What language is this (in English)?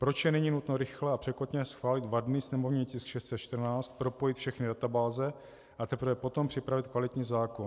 Czech